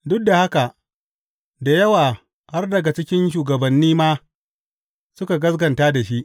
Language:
Hausa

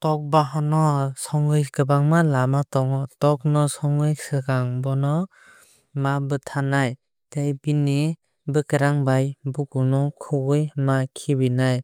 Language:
Kok Borok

